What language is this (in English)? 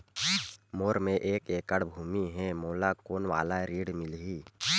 Chhattisgarhi